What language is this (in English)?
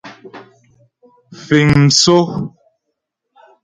Ghomala